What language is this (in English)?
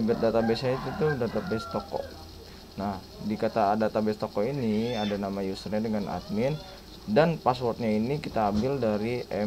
Indonesian